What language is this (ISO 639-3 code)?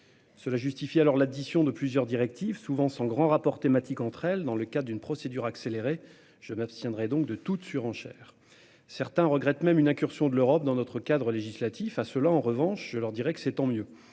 fra